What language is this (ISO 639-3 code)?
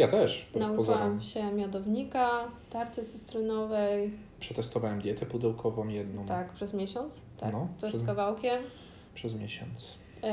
pol